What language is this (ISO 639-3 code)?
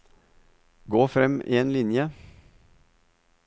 nor